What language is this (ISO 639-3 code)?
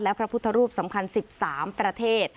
tha